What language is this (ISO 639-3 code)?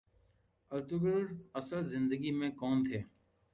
urd